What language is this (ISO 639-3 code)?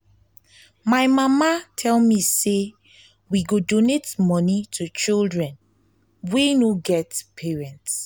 pcm